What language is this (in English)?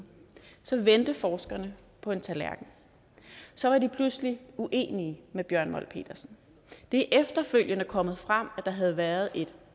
Danish